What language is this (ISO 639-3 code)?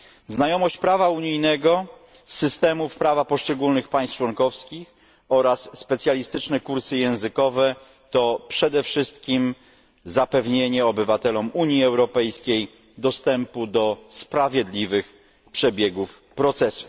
pol